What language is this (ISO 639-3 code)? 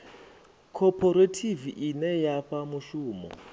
ven